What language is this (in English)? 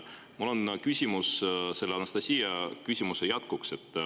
Estonian